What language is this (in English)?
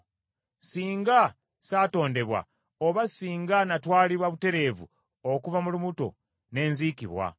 Ganda